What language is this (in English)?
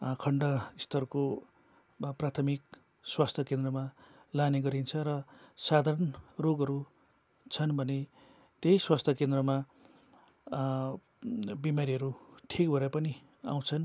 Nepali